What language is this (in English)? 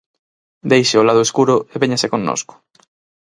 Galician